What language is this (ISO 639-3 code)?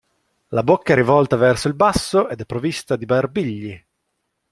ita